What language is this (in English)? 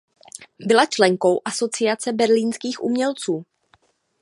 Czech